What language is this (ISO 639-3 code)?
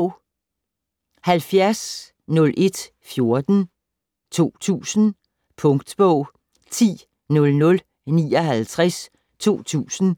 dan